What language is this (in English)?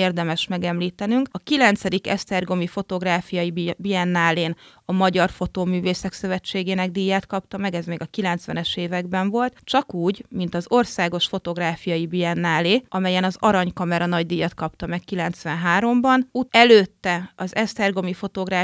Hungarian